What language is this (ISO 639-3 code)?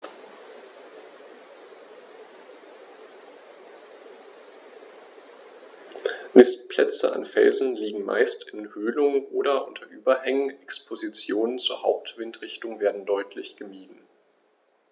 deu